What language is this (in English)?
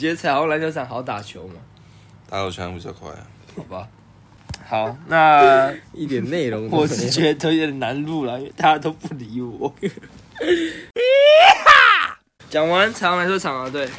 Chinese